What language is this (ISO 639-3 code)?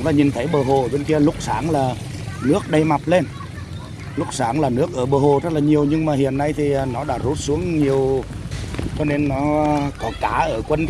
vie